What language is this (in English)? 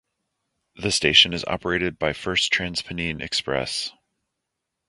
English